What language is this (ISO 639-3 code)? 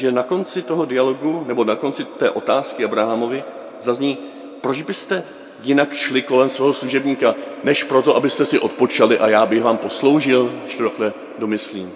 ces